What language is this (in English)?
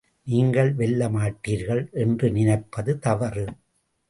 Tamil